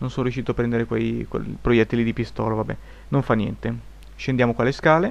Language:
Italian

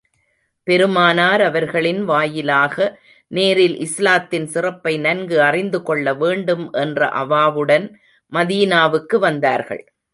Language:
Tamil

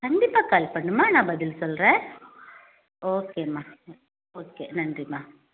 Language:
Tamil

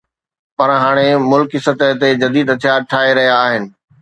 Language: Sindhi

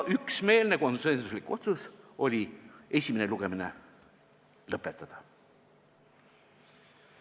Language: Estonian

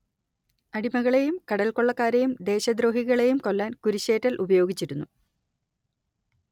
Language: Malayalam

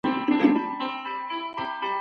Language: Pashto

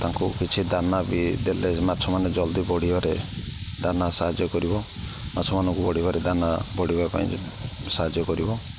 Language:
Odia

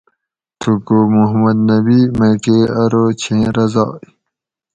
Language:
Gawri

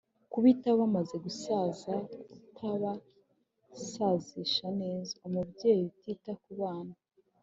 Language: Kinyarwanda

